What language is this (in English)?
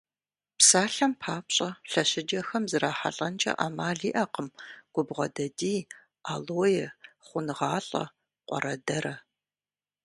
Kabardian